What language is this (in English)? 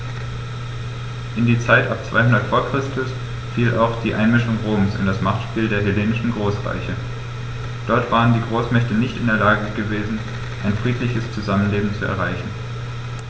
German